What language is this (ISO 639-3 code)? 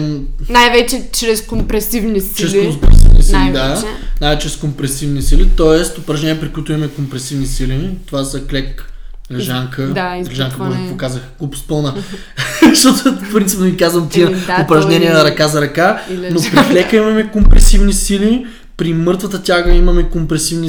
bul